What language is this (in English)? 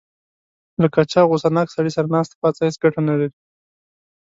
Pashto